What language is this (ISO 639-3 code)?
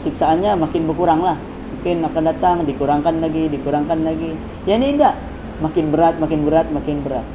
msa